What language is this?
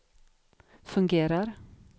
Swedish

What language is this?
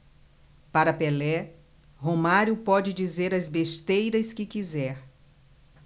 Portuguese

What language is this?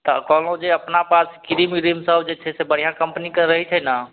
Maithili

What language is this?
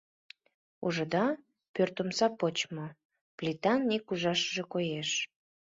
Mari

